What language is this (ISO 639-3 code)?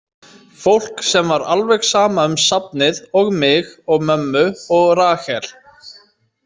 isl